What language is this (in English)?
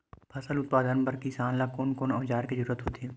Chhattisgarhi